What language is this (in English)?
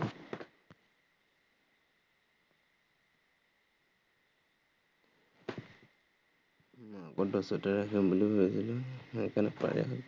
Assamese